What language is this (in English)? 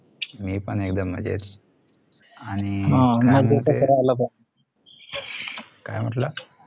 Marathi